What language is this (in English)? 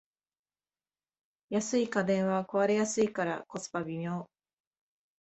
Japanese